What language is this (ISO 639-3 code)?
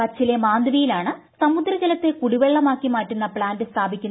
mal